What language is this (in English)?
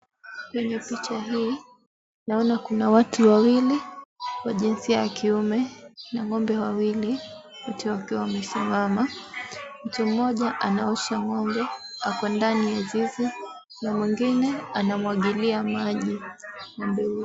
Swahili